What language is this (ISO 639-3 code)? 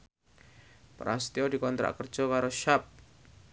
jav